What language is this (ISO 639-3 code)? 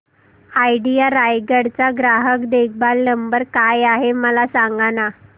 mar